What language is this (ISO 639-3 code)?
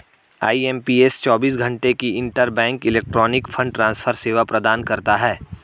hin